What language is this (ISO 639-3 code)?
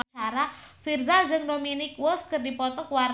sun